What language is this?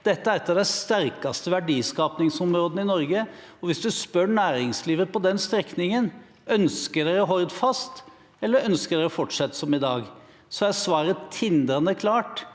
Norwegian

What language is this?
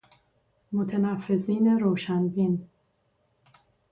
Persian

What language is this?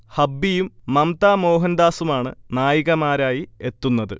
Malayalam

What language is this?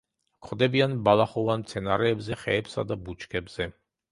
Georgian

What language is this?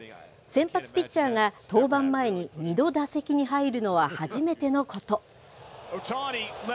Japanese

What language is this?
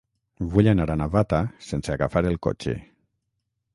Catalan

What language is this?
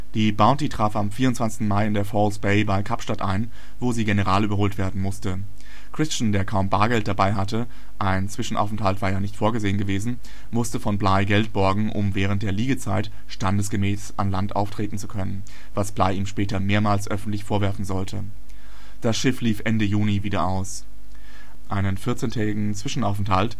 German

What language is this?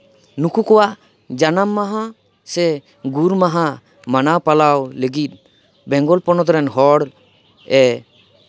Santali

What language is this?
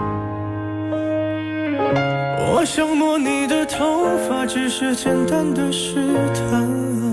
Chinese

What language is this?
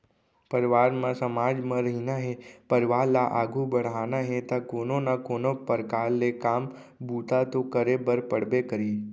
Chhattisgarhi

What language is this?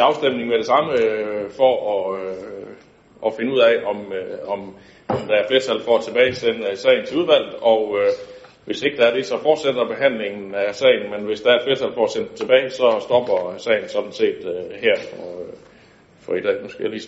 Danish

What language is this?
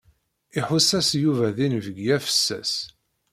Kabyle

